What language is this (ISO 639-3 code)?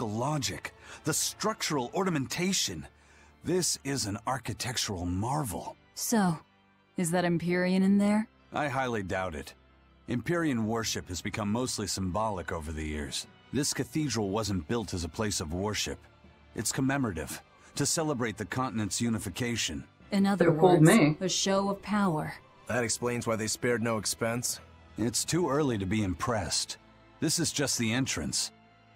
eng